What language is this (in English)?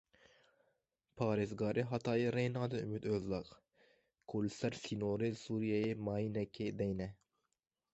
Kurdish